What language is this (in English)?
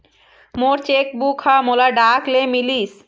Chhattisgarhi